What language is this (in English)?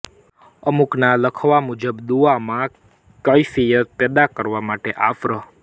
Gujarati